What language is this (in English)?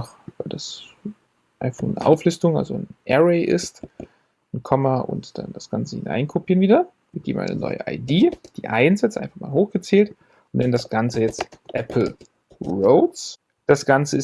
German